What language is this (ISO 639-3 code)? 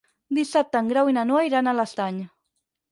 cat